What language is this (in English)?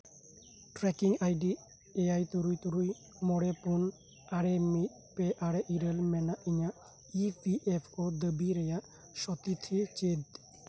Santali